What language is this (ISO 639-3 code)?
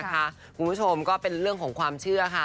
tha